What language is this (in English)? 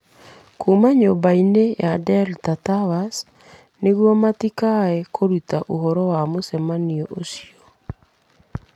Kikuyu